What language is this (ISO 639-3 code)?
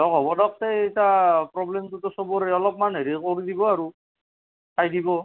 asm